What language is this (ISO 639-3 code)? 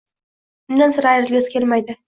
uzb